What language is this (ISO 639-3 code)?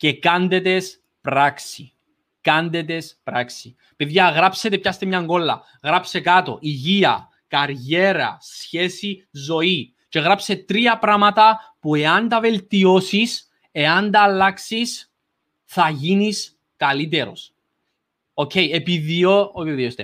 ell